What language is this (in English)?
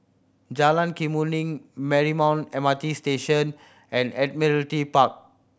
English